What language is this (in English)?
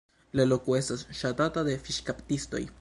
Esperanto